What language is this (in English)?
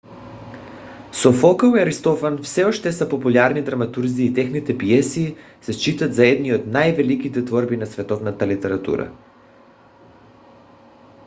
Bulgarian